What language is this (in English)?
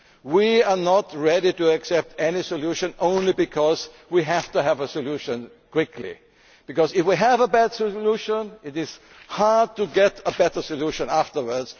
English